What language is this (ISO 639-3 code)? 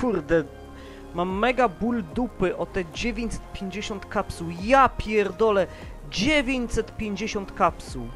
pol